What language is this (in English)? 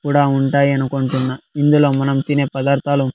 Telugu